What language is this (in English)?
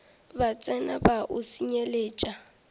Northern Sotho